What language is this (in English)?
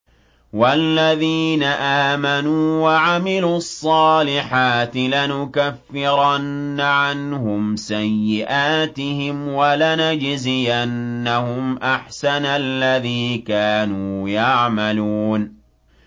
Arabic